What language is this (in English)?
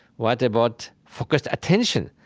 English